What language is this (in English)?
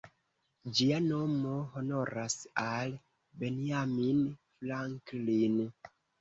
Esperanto